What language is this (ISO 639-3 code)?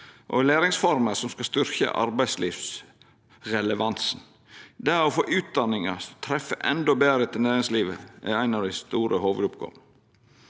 nor